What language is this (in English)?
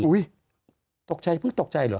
Thai